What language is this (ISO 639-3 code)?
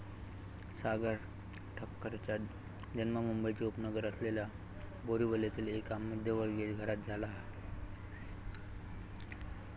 mar